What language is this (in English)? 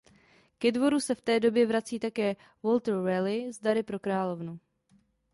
Czech